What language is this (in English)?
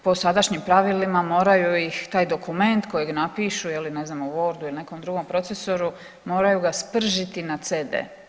Croatian